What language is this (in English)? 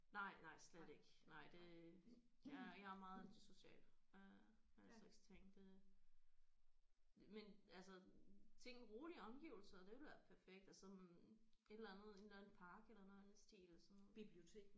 Danish